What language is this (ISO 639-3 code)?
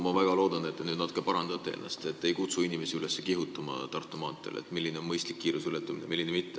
est